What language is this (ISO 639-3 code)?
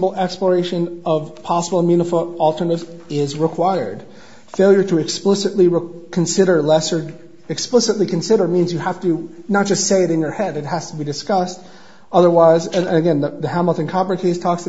eng